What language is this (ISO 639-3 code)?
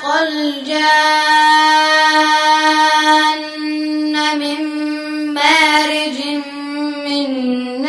ara